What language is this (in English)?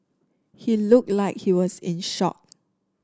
English